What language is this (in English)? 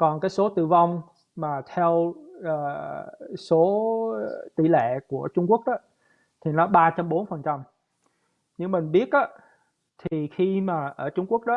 Vietnamese